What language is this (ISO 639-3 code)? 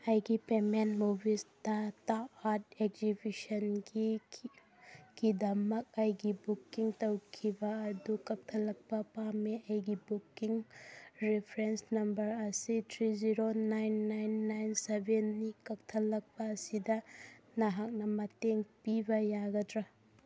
mni